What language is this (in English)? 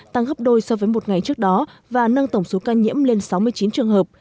Vietnamese